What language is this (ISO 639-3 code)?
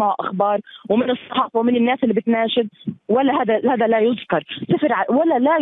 ara